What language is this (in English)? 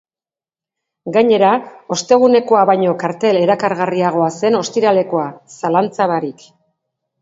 Basque